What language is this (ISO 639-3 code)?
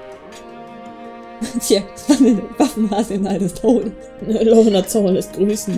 deu